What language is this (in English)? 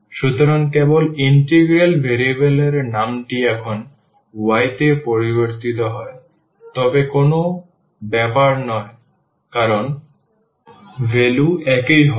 Bangla